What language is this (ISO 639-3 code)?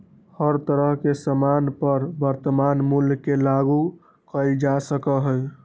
mag